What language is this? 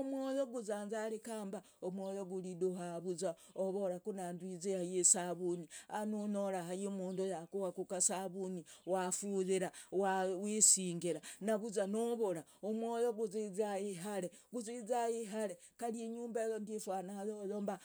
Logooli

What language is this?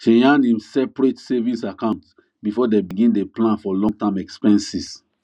Nigerian Pidgin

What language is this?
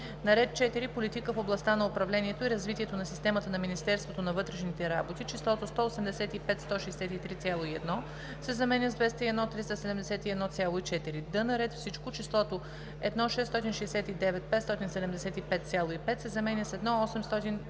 Bulgarian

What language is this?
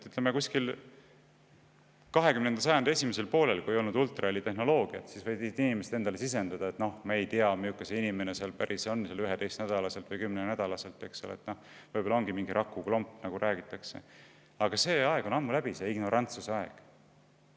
Estonian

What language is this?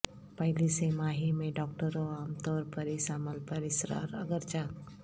Urdu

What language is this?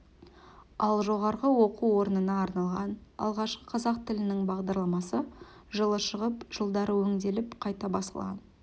Kazakh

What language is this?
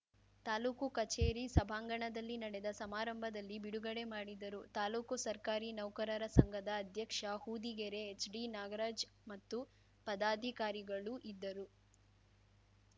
Kannada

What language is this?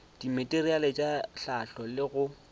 Northern Sotho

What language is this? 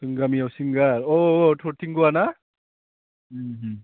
Bodo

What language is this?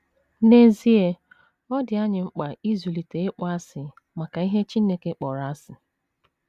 Igbo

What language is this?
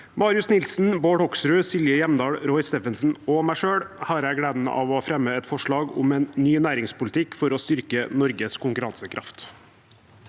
Norwegian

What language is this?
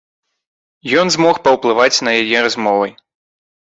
Belarusian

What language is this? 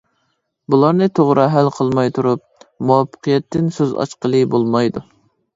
Uyghur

